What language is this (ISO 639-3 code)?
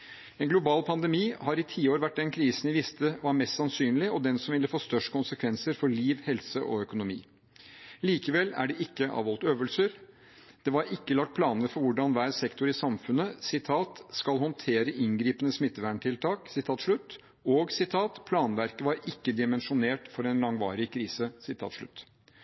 nob